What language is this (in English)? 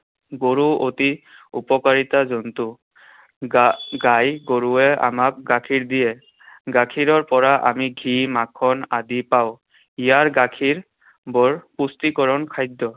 Assamese